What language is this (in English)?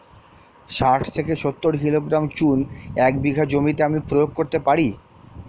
Bangla